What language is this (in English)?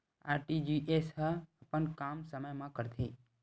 Chhattisgarhi